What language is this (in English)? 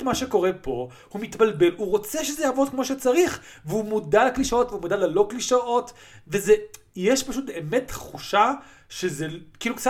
Hebrew